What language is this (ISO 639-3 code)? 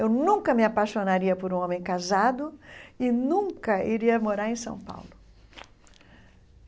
por